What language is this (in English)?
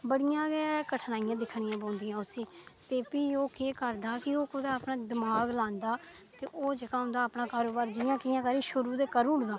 Dogri